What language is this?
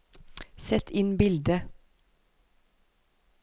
Norwegian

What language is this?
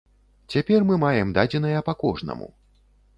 Belarusian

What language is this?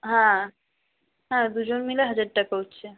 Bangla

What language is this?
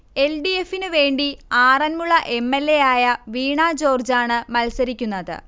Malayalam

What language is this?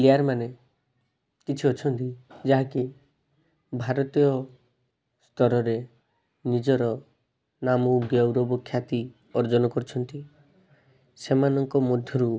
Odia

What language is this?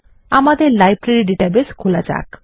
Bangla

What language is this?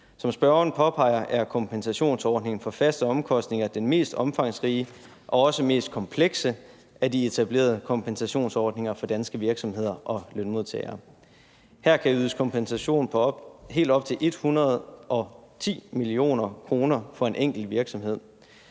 Danish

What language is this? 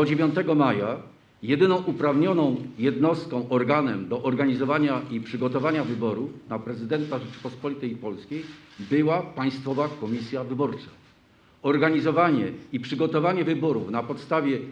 Polish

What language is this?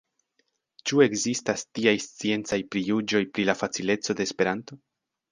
Esperanto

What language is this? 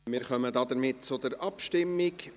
Swiss German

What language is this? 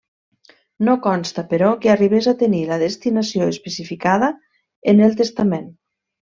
Catalan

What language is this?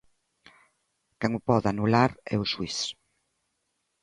Galician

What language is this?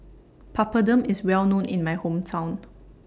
English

